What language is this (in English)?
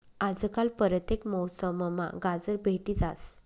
Marathi